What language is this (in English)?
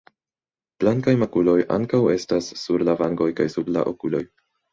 Esperanto